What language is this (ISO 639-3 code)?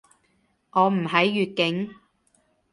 yue